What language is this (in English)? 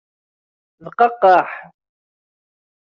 Kabyle